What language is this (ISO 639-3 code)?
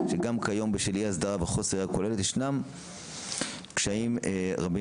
heb